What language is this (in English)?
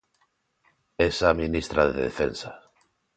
Galician